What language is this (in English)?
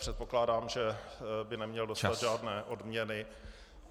Czech